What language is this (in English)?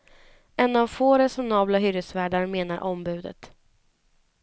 Swedish